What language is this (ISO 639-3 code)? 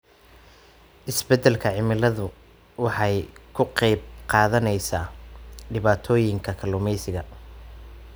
som